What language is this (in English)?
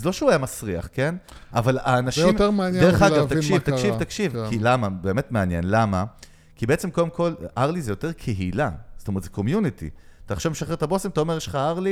Hebrew